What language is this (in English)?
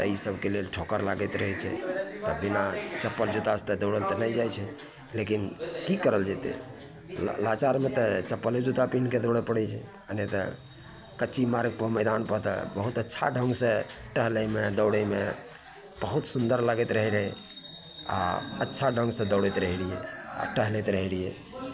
Maithili